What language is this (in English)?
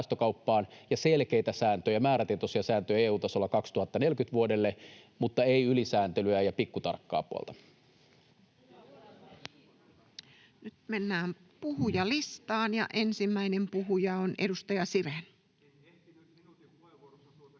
Finnish